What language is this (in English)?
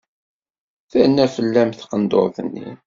Kabyle